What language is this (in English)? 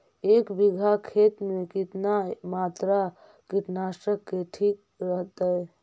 Magahi